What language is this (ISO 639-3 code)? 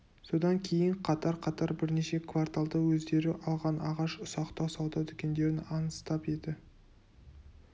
kaz